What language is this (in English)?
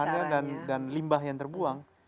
Indonesian